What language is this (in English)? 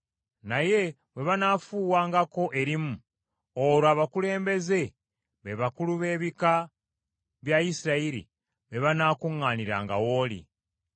Ganda